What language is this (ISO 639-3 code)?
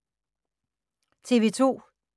dan